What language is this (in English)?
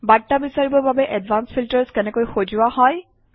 Assamese